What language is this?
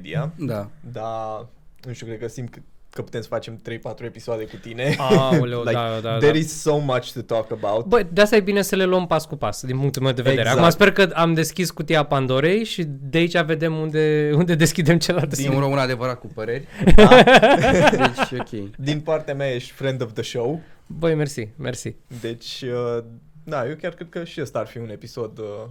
Romanian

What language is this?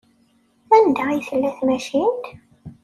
Kabyle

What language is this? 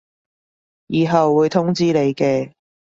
Cantonese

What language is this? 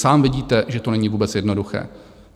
Czech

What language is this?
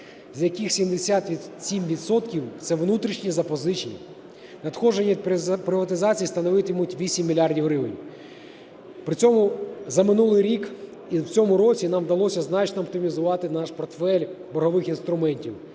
Ukrainian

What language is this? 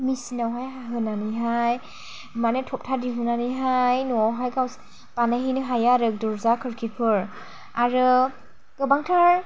Bodo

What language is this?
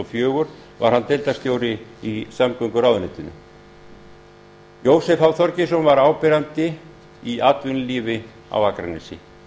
Icelandic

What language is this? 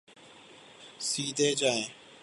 Urdu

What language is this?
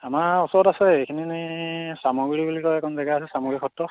Assamese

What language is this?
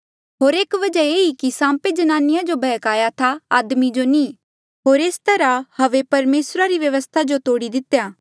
Mandeali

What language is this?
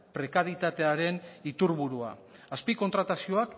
Basque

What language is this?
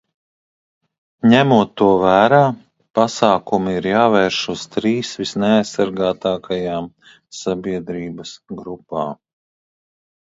Latvian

